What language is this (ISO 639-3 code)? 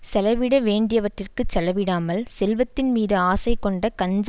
tam